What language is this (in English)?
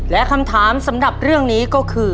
Thai